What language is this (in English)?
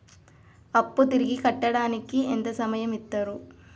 Telugu